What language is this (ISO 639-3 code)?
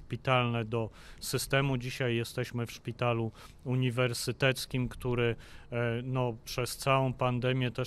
pol